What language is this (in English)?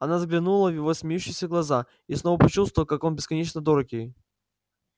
Russian